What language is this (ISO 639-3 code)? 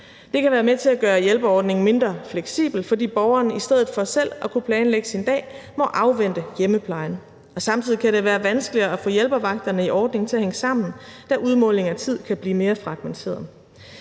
dan